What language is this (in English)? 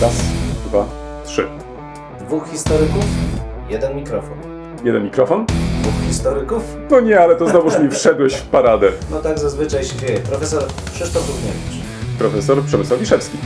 Polish